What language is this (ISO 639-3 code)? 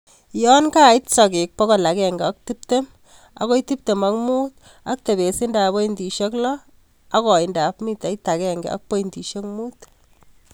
kln